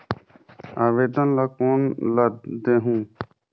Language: Chhattisgarhi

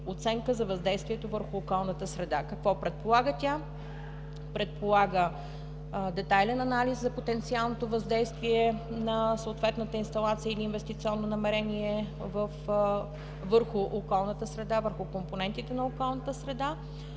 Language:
Bulgarian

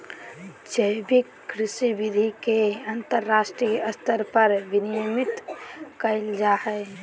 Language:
Magahi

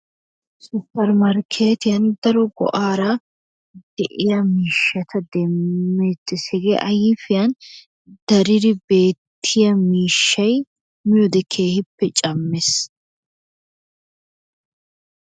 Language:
Wolaytta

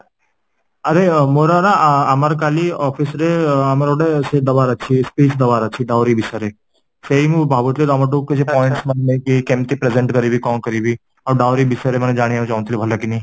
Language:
Odia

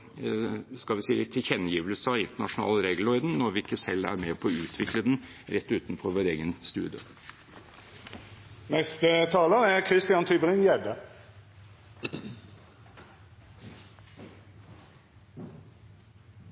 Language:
Norwegian Bokmål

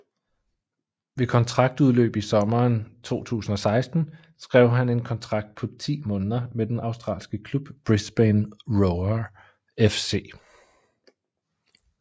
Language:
Danish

